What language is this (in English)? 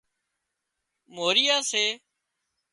Wadiyara Koli